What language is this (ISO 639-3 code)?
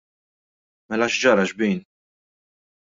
mlt